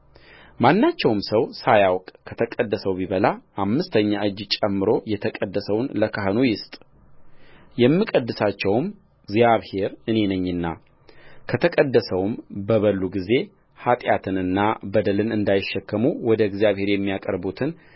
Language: Amharic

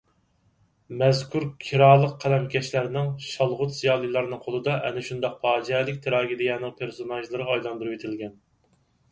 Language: Uyghur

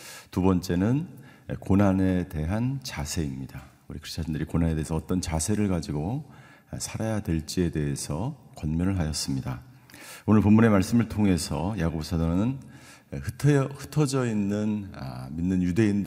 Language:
Korean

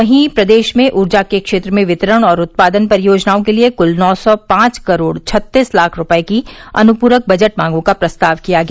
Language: Hindi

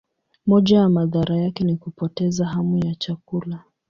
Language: Swahili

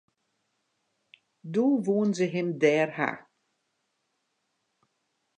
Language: Western Frisian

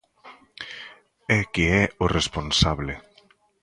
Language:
Galician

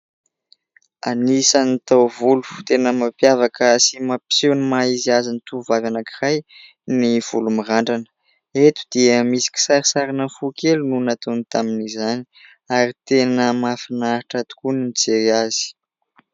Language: Malagasy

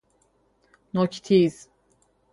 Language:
Persian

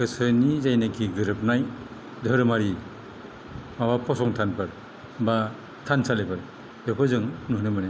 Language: Bodo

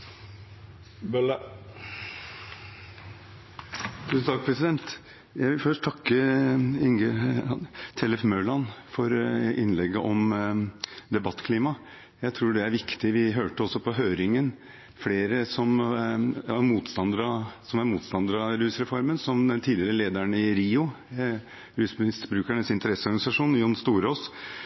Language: Norwegian Bokmål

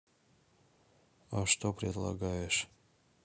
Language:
Russian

